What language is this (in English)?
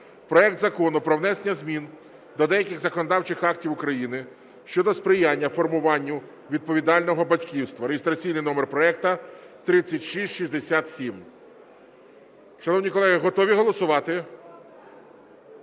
Ukrainian